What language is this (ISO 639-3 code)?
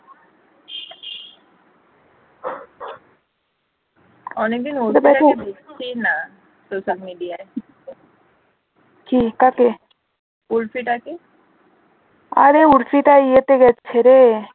ben